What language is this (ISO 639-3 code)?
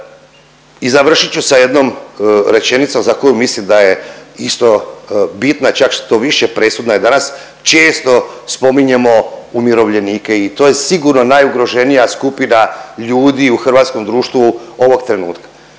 hrv